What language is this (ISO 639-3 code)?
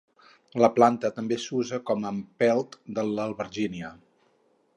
cat